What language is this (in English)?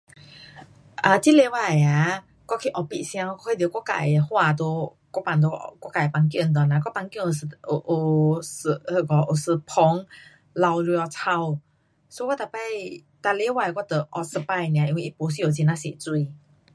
Pu-Xian Chinese